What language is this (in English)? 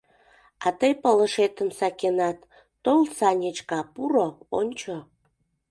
Mari